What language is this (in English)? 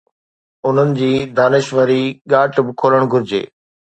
Sindhi